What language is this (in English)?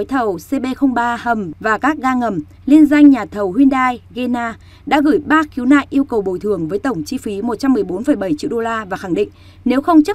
Vietnamese